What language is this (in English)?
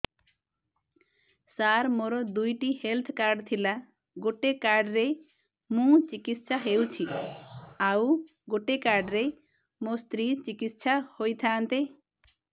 Odia